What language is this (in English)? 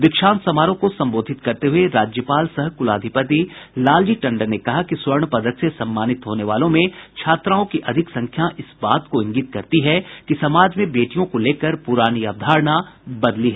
Hindi